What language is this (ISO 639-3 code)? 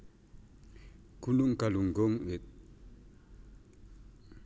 jav